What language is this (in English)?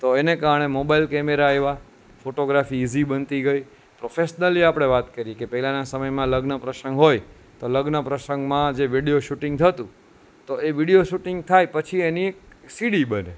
Gujarati